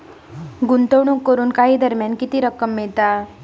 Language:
Marathi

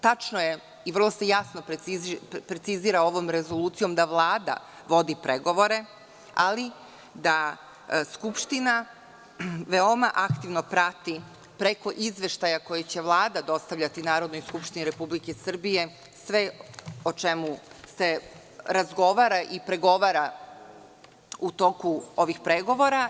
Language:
Serbian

